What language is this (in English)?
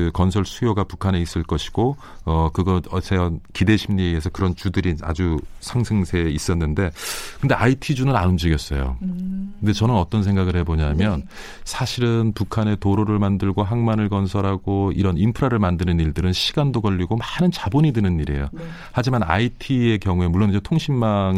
Korean